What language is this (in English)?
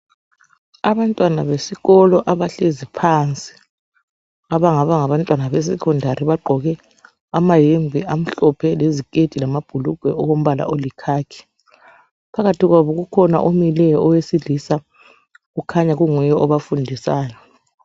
North Ndebele